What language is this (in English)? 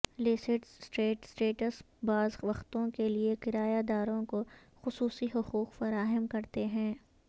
Urdu